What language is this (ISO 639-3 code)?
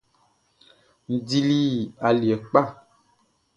bci